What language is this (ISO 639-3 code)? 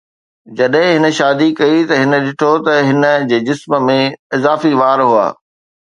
snd